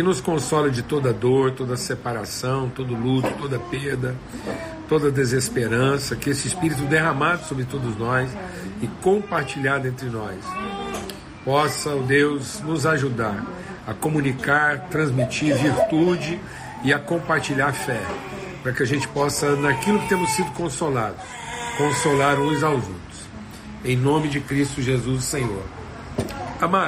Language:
Portuguese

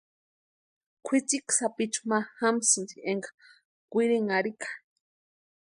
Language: Western Highland Purepecha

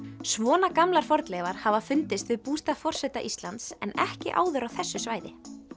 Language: Icelandic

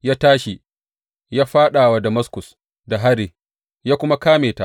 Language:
Hausa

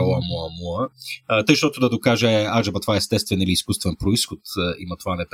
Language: Bulgarian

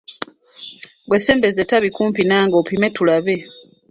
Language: Ganda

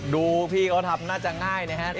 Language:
Thai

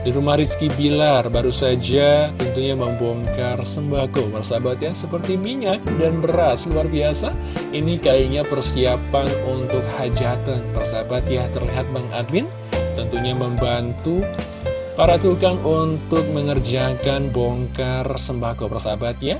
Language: Indonesian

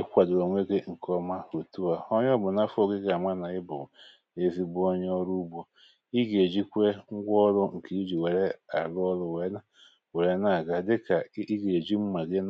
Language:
Igbo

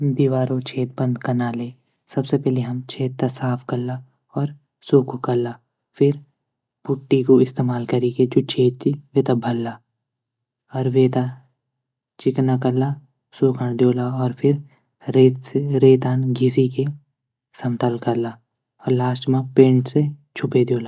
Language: Garhwali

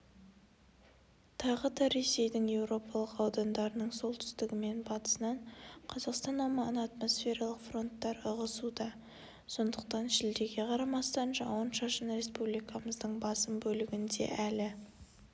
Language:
Kazakh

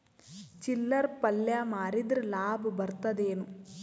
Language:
Kannada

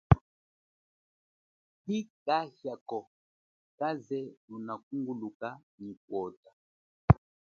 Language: Chokwe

